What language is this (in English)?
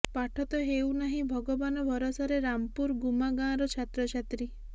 Odia